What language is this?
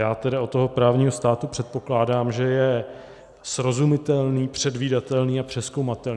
Czech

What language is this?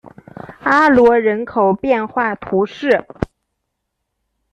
Chinese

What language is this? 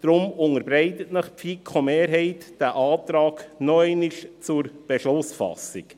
Swiss German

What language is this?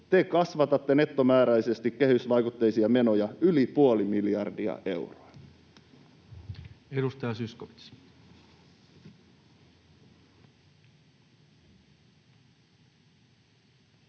Finnish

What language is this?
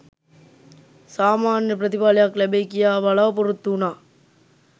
Sinhala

